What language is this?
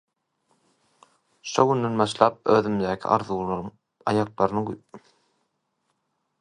Turkmen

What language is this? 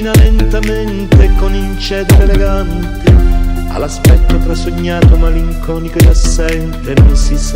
Dutch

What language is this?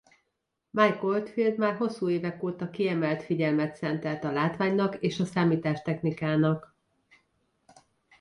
Hungarian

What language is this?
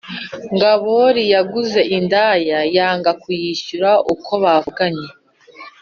Kinyarwanda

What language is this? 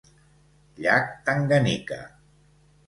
Catalan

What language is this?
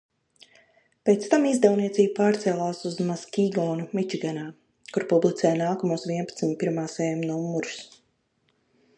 Latvian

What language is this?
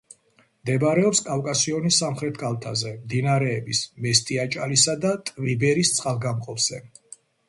Georgian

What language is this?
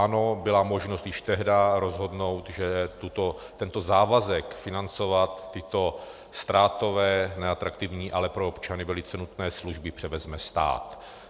Czech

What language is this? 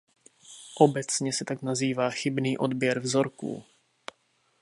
Czech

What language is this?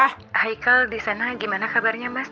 Indonesian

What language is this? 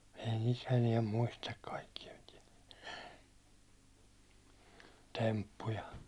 Finnish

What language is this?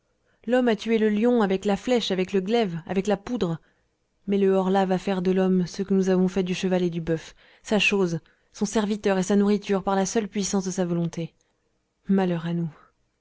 French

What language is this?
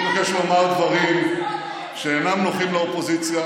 Hebrew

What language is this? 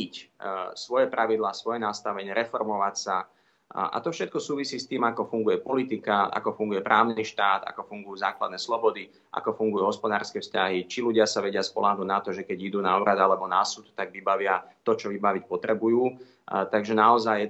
Slovak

